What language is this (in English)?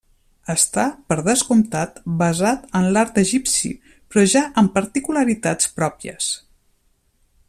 Catalan